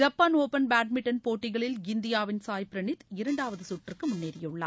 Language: Tamil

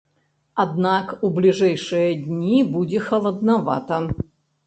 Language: Belarusian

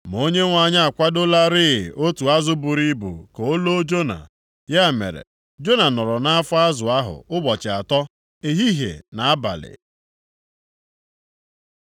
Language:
Igbo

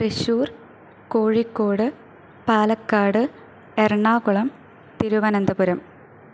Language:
Malayalam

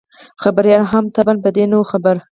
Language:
Pashto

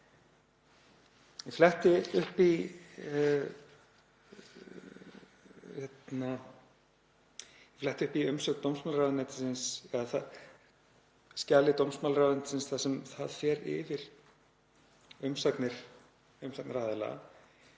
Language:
Icelandic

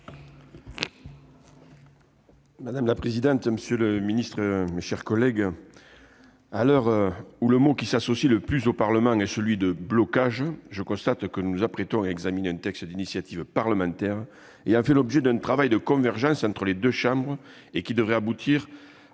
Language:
French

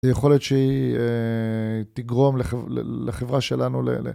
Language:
Hebrew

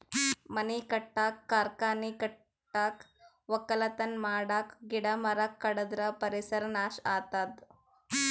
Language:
Kannada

